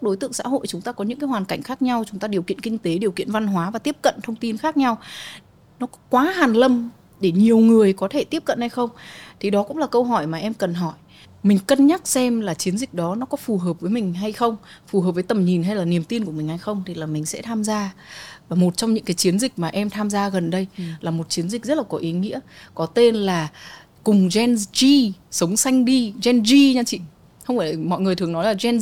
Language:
Vietnamese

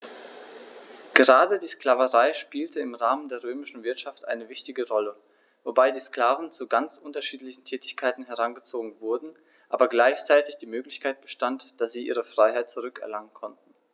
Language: German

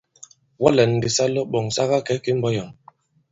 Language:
Bankon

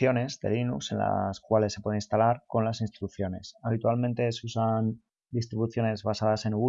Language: Spanish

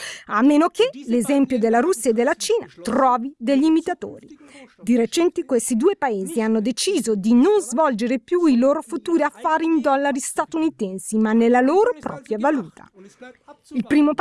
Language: Italian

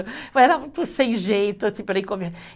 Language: Portuguese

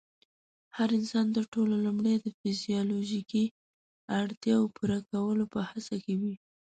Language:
Pashto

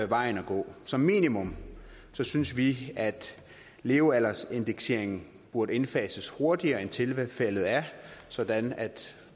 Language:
Danish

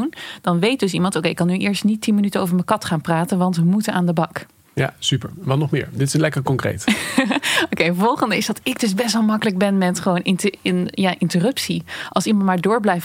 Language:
Dutch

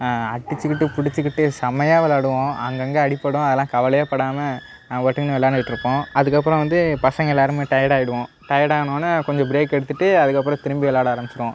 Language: Tamil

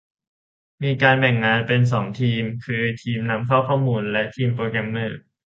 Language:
Thai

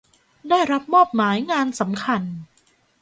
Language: Thai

